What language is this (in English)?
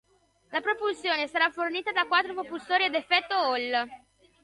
Italian